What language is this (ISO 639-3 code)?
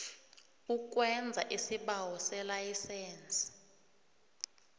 nbl